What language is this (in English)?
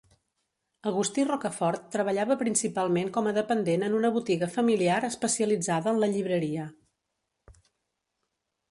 Catalan